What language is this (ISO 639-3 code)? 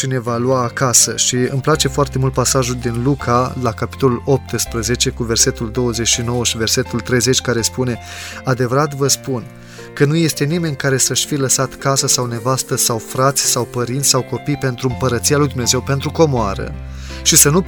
ron